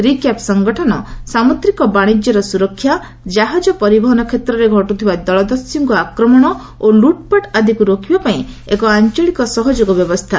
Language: Odia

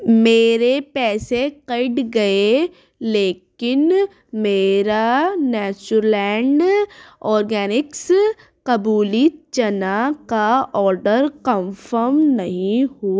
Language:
Urdu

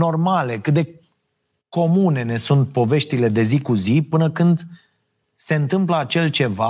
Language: Romanian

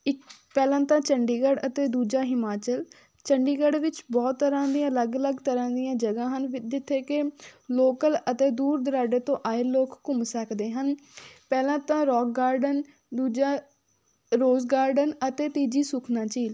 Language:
Punjabi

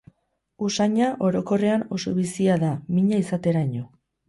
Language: Basque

